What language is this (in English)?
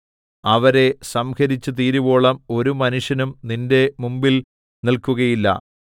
Malayalam